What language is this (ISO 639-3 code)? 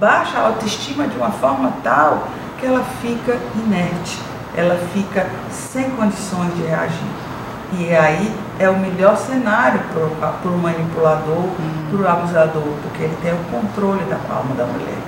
por